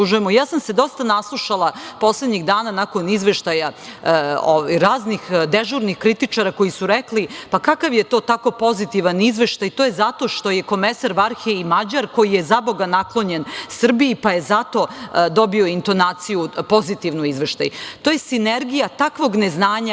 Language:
Serbian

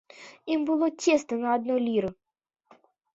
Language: Belarusian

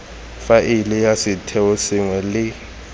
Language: Tswana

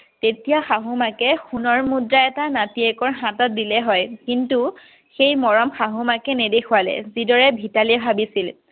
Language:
Assamese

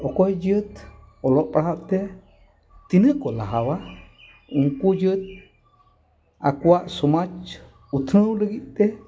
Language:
Santali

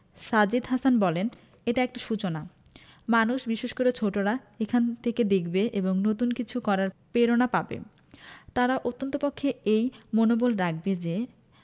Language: Bangla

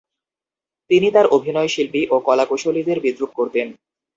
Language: Bangla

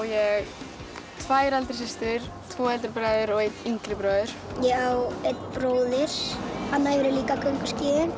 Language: Icelandic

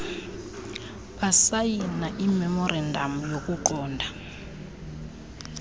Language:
Xhosa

